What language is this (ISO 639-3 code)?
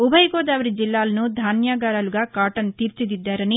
tel